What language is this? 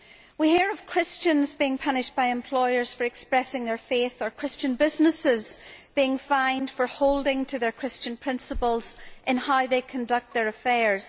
English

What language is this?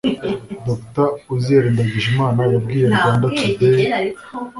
Kinyarwanda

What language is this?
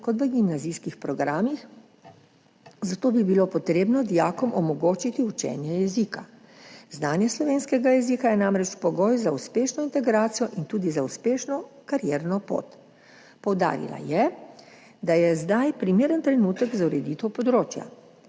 Slovenian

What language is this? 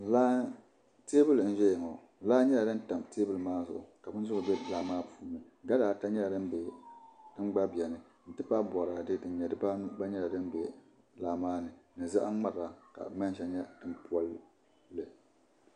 Dagbani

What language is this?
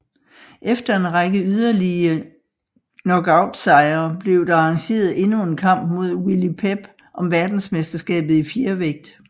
Danish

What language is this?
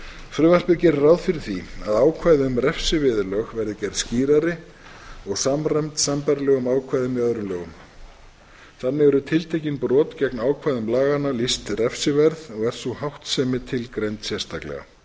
Icelandic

